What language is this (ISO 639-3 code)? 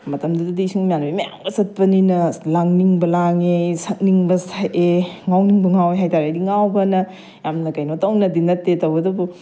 mni